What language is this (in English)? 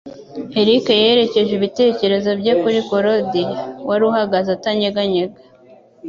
Kinyarwanda